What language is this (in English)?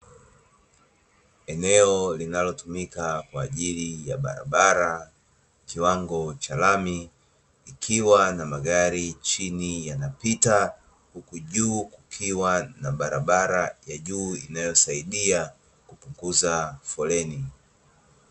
Swahili